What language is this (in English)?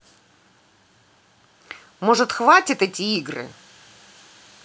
Russian